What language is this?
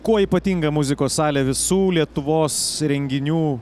Lithuanian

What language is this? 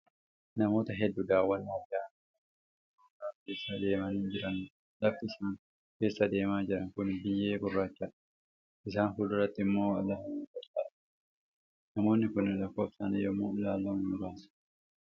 Oromo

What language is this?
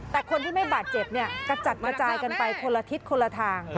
Thai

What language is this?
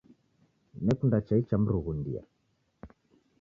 Taita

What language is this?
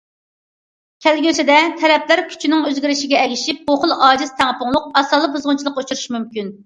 Uyghur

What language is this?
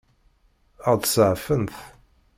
Kabyle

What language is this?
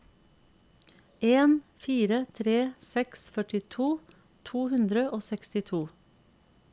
Norwegian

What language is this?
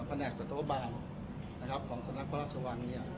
Thai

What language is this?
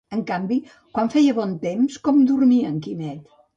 Catalan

